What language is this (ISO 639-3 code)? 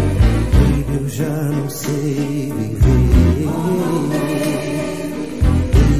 ara